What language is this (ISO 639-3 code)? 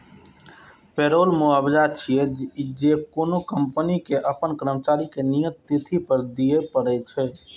mai